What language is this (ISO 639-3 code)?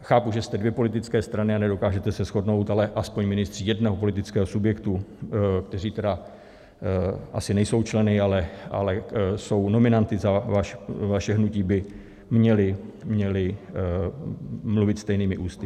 ces